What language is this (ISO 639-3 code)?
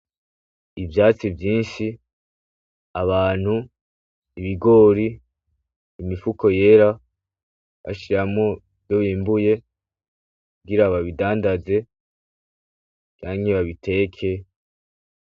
run